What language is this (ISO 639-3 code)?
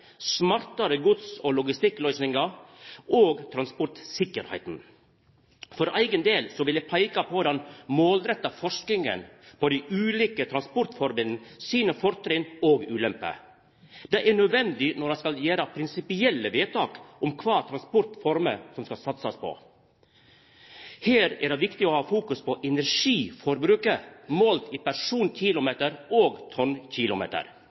nno